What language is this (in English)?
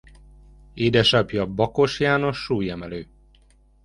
Hungarian